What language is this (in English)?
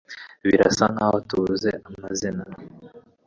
Kinyarwanda